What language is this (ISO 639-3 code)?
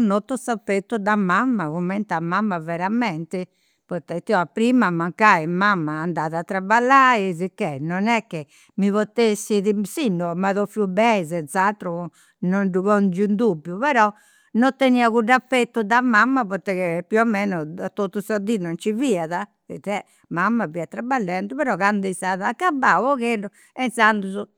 sro